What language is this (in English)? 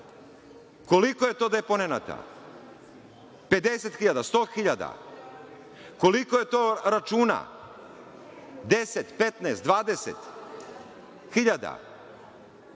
Serbian